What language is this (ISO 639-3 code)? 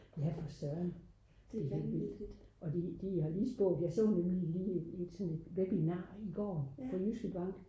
dan